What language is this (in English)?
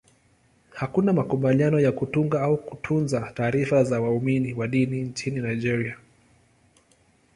Swahili